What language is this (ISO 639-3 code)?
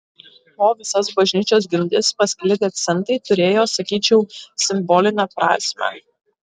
lit